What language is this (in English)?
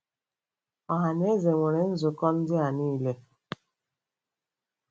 Igbo